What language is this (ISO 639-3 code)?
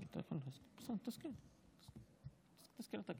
heb